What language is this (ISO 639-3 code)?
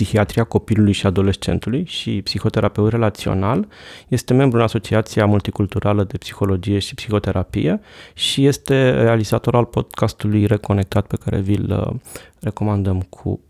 ron